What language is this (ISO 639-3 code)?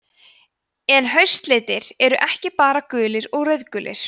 isl